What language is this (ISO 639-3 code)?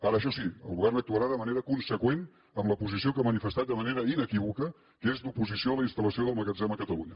cat